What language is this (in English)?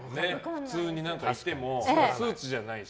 Japanese